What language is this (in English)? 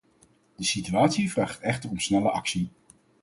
Dutch